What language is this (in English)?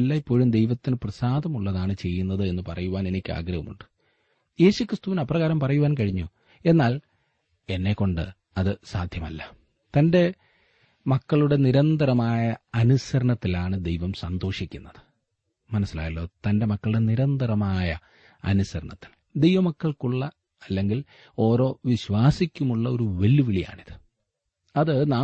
Malayalam